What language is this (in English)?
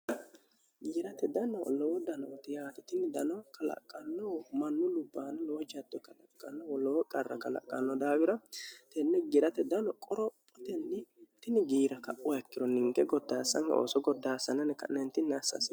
Sidamo